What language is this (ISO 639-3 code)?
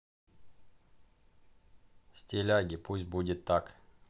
rus